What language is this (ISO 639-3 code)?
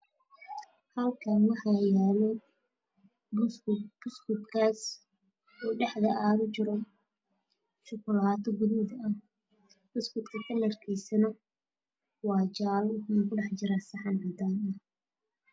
som